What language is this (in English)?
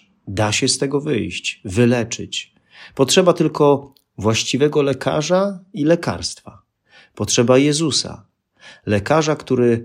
Polish